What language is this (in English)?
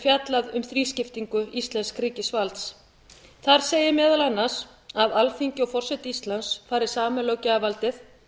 Icelandic